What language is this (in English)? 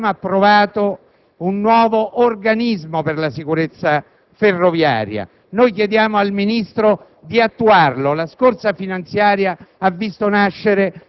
Italian